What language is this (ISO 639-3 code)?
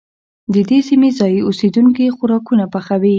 pus